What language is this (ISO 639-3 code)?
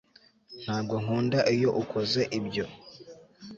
kin